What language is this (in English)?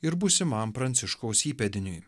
Lithuanian